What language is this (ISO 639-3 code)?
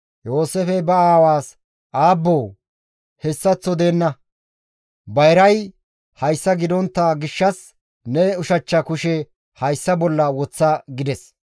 gmv